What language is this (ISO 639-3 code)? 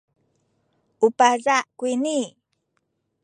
szy